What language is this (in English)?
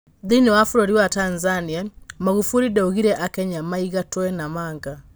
Kikuyu